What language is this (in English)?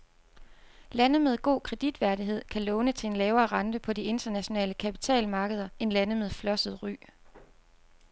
Danish